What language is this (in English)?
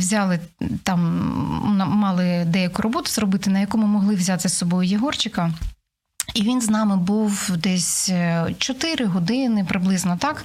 Ukrainian